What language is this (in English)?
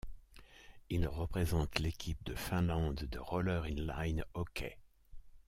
French